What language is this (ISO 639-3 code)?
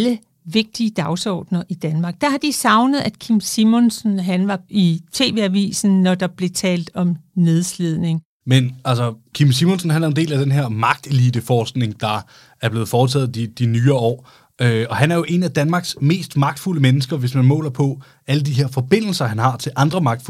dan